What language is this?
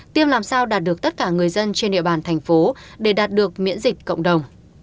Vietnamese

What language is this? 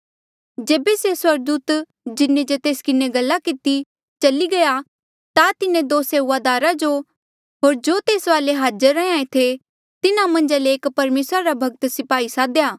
Mandeali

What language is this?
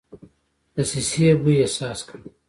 Pashto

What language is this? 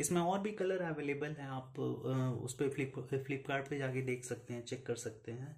Hindi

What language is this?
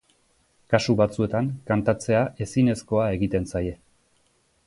Basque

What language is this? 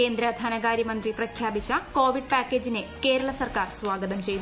Malayalam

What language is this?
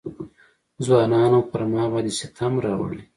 Pashto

